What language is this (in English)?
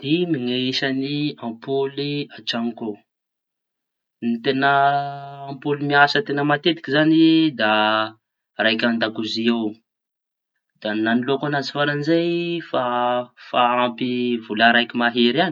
Tanosy Malagasy